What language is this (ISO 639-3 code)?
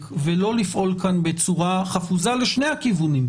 heb